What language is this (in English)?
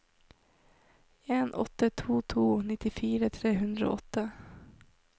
Norwegian